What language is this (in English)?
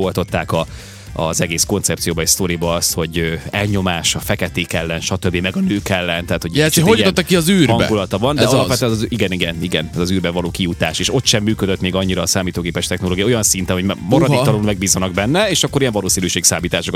Hungarian